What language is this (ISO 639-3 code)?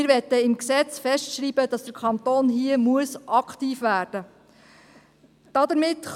gsw